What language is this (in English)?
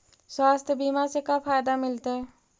Magahi